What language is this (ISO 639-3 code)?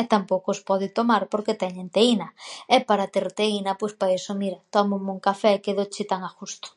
glg